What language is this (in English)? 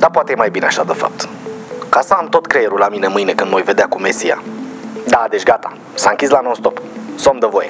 Romanian